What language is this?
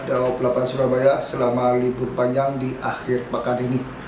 Indonesian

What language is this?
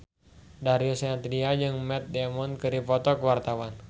Sundanese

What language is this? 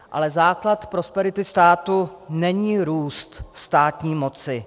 Czech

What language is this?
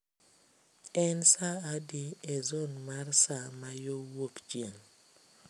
Luo (Kenya and Tanzania)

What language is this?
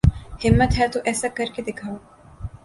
Urdu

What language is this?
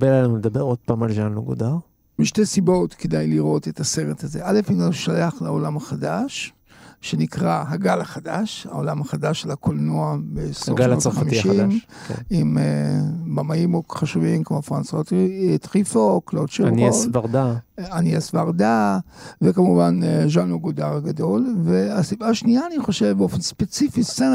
Hebrew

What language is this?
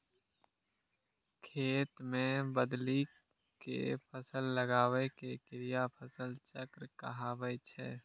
Maithili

